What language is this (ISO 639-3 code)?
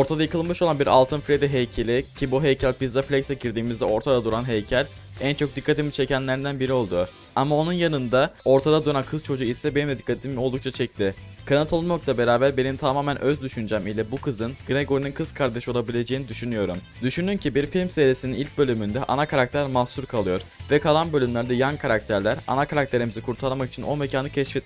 tur